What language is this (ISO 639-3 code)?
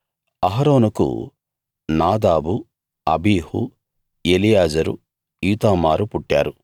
tel